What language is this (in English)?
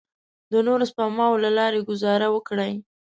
Pashto